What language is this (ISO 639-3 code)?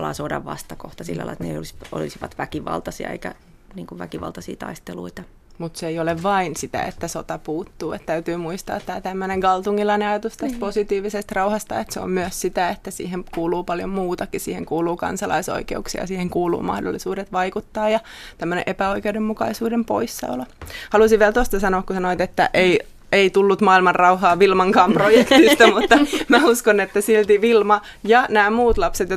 fin